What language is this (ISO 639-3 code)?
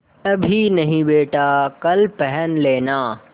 hin